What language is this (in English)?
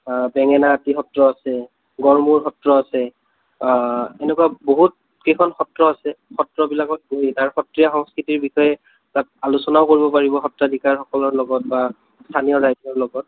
Assamese